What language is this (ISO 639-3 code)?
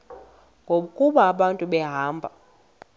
xho